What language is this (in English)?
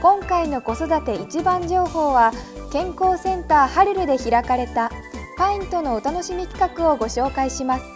Japanese